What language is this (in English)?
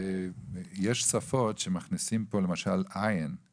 Hebrew